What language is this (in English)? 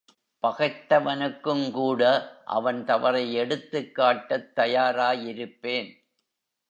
Tamil